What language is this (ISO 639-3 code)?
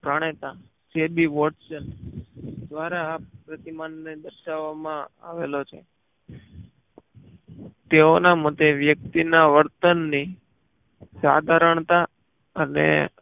guj